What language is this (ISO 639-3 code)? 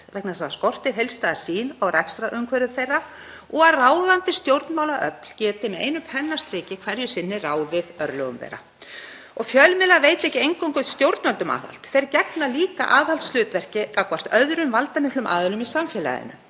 isl